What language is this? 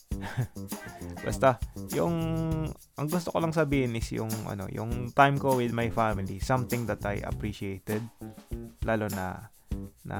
Filipino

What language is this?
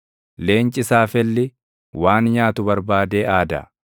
Oromo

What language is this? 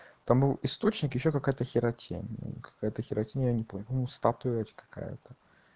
Russian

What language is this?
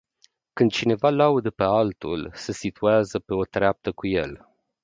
Romanian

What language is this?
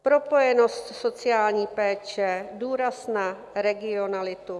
Czech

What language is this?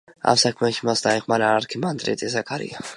Georgian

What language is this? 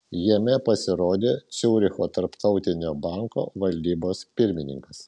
Lithuanian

